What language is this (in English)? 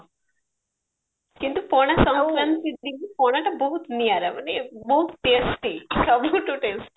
Odia